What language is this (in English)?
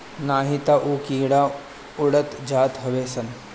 Bhojpuri